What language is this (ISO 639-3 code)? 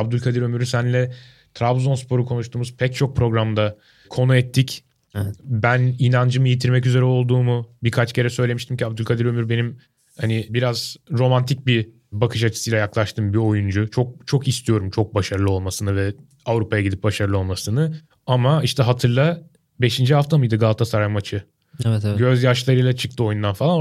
tur